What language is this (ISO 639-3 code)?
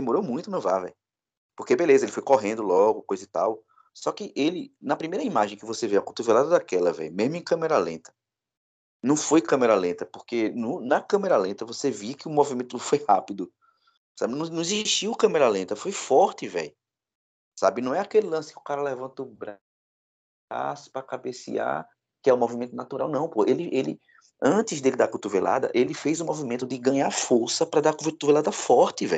por